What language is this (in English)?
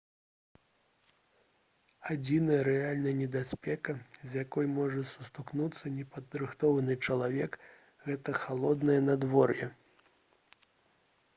Belarusian